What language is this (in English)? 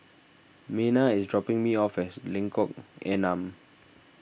English